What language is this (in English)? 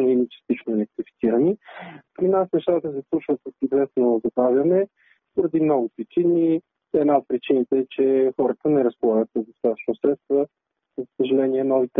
Bulgarian